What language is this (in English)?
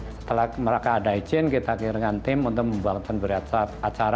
Indonesian